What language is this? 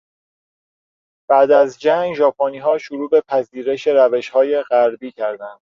Persian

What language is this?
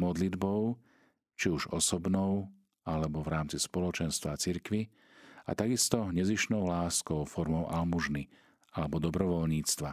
Slovak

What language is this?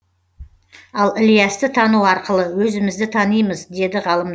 Kazakh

